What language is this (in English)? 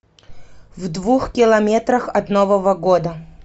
Russian